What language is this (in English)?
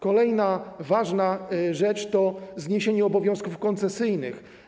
Polish